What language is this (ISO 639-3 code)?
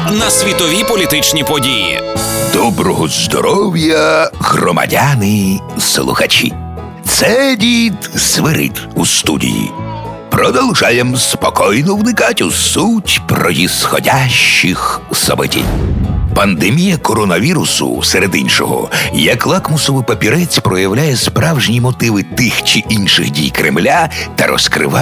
ukr